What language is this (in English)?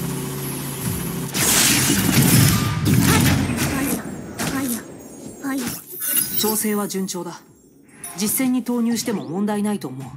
Japanese